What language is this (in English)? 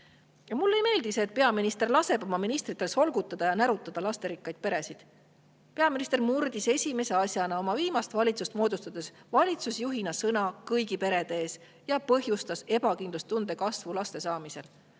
Estonian